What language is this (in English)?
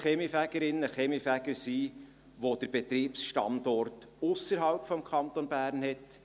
Swiss German